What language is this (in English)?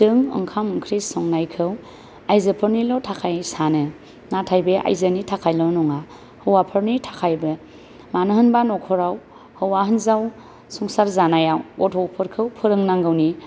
Bodo